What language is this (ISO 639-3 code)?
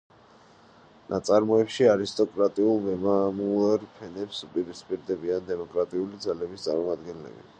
kat